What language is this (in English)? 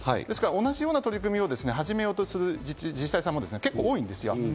Japanese